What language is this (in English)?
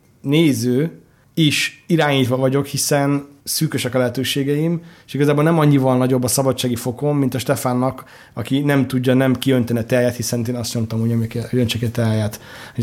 Hungarian